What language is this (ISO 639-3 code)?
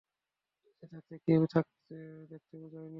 ben